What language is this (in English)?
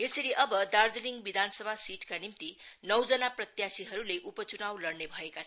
Nepali